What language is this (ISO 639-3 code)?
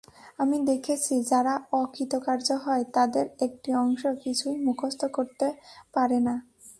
ben